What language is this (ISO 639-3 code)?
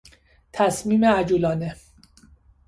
fas